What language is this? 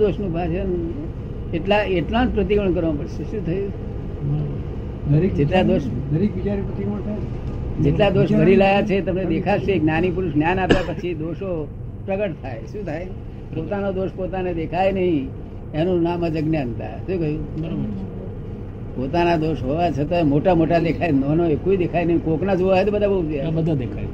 Gujarati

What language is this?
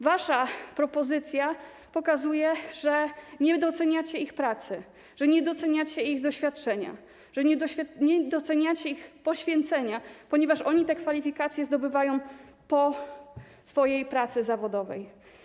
Polish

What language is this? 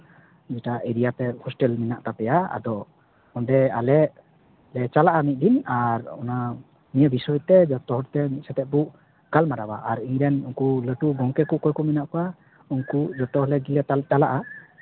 Santali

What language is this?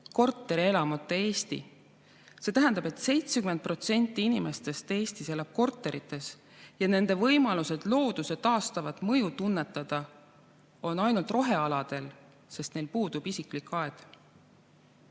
Estonian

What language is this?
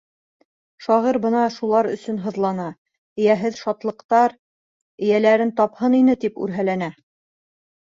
Bashkir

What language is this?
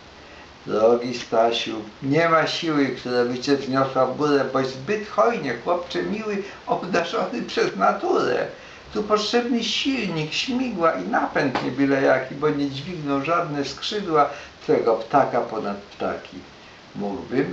Polish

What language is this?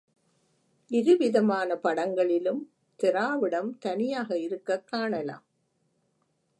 Tamil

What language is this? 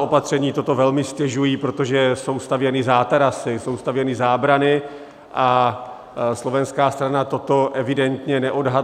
Czech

